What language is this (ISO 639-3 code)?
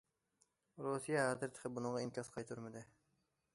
uig